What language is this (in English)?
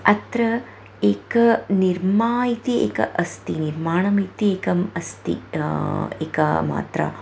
Sanskrit